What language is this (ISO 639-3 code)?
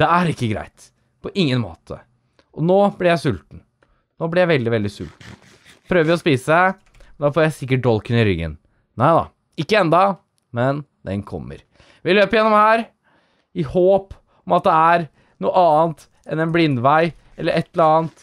nor